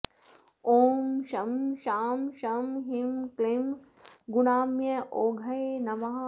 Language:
Sanskrit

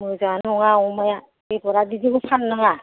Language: Bodo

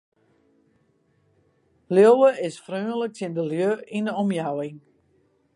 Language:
Western Frisian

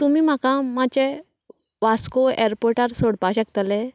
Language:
Konkani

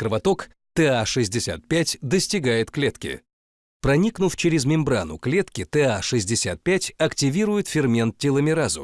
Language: Russian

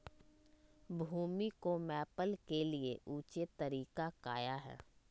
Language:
Magahi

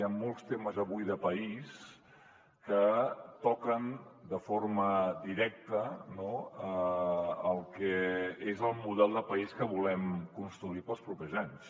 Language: Catalan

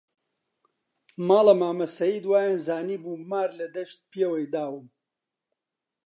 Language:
Central Kurdish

